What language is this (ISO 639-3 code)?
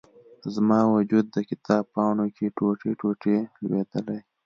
pus